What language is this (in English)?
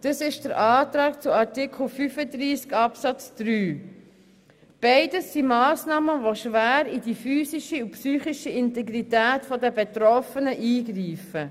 Swiss German